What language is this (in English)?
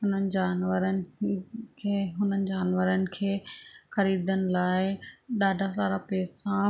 Sindhi